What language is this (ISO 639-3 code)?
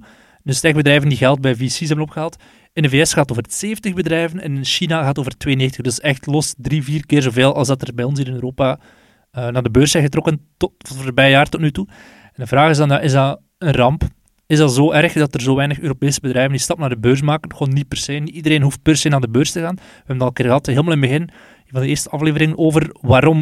nld